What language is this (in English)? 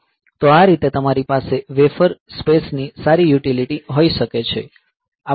Gujarati